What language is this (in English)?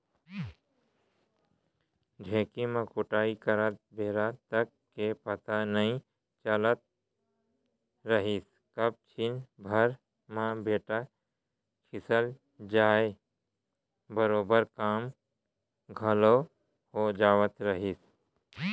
Chhattisgarhi